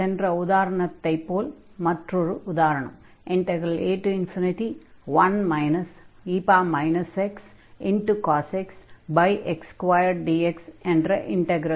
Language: Tamil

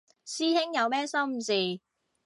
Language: Cantonese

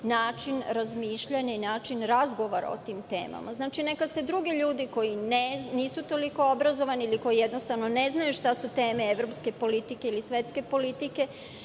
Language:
Serbian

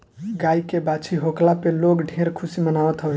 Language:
Bhojpuri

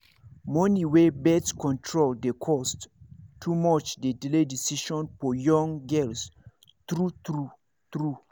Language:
Nigerian Pidgin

